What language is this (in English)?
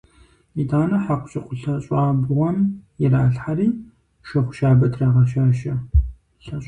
Kabardian